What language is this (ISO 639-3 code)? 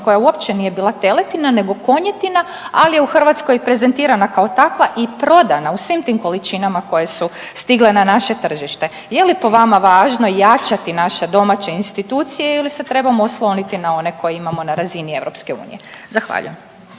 hrv